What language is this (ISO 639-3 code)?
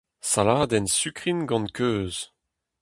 bre